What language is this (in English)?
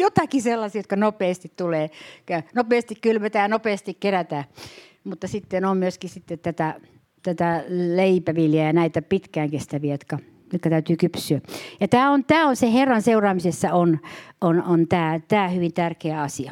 Finnish